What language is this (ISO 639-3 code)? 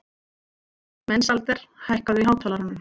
isl